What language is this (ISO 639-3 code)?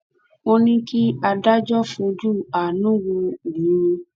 yor